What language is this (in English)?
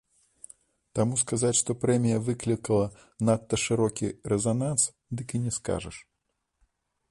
Belarusian